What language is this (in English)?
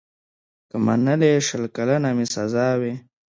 Pashto